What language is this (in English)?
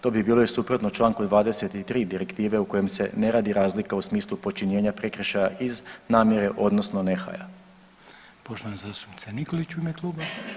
Croatian